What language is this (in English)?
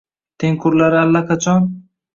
Uzbek